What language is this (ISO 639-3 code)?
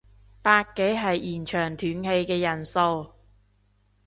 yue